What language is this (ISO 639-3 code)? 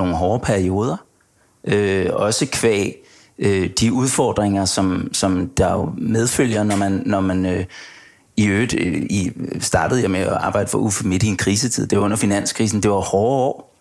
dan